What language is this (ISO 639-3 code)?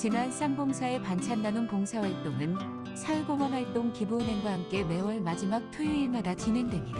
kor